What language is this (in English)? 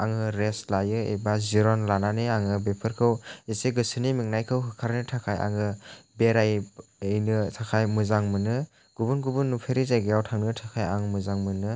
Bodo